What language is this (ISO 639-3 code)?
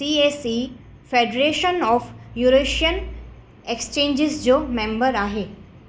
snd